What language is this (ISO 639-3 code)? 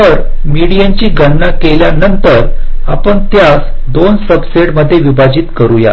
mar